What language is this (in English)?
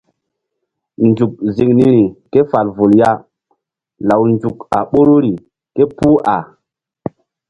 Mbum